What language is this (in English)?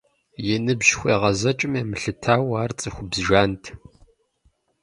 Kabardian